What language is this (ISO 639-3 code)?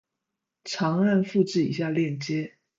zho